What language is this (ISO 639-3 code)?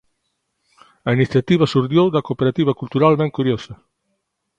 glg